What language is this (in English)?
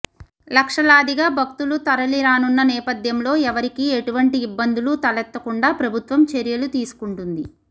Telugu